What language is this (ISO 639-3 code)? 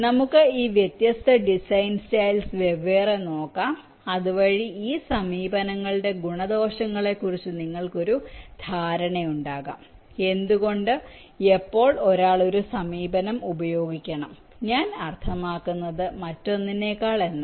mal